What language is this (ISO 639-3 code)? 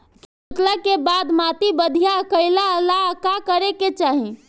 bho